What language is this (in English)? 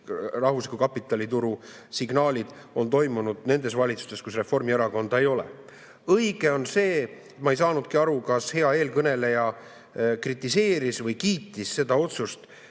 Estonian